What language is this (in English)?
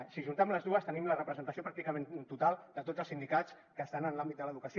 Catalan